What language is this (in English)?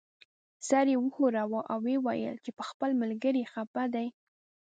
Pashto